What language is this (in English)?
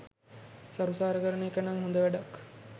Sinhala